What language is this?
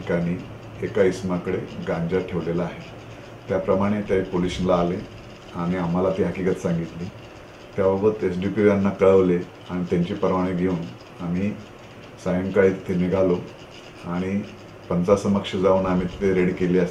Hindi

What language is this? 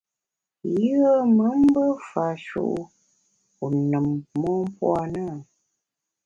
Bamun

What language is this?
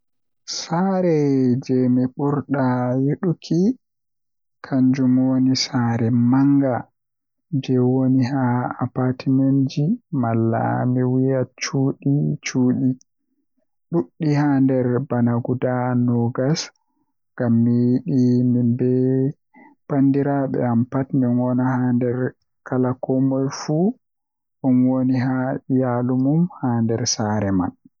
Western Niger Fulfulde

